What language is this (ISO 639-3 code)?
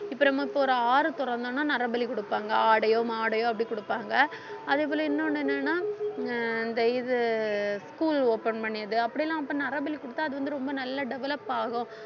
tam